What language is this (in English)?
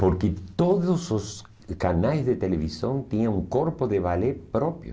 Portuguese